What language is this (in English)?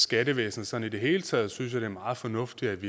Danish